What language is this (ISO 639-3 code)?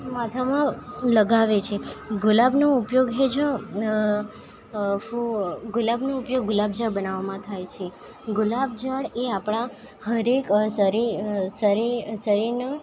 guj